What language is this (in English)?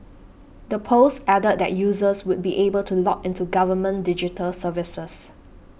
English